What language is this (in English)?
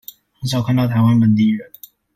Chinese